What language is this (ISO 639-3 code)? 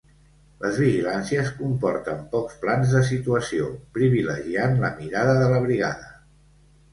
cat